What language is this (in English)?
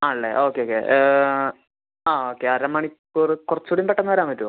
Malayalam